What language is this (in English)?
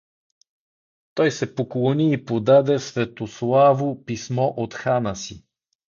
Bulgarian